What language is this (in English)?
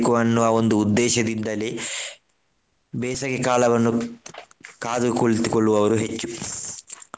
Kannada